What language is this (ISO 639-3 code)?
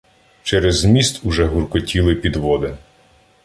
ukr